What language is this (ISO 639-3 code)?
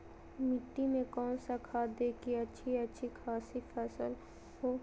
mag